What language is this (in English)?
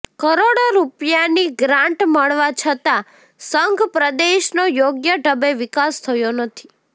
Gujarati